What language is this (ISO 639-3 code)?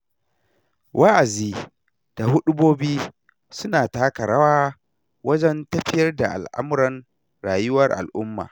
hau